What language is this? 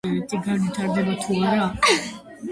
Georgian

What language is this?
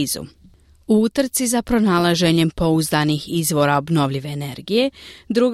Croatian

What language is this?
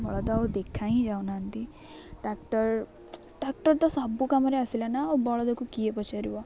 Odia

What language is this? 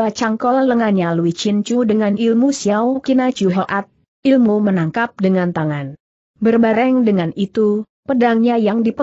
Indonesian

